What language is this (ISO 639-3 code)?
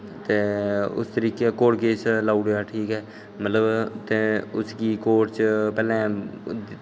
doi